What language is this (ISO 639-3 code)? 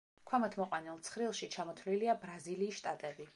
kat